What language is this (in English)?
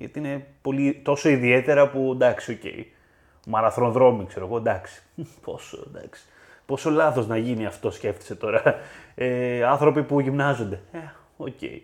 Greek